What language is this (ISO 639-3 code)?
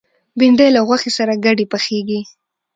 pus